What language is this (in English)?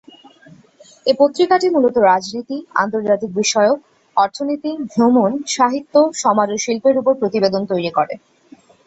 Bangla